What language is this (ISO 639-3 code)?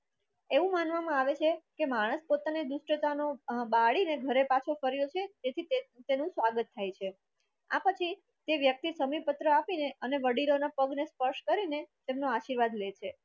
guj